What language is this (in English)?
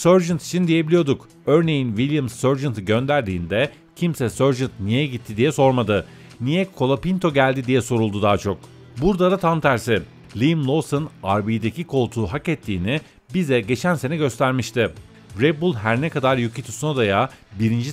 Turkish